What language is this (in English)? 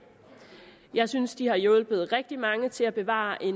Danish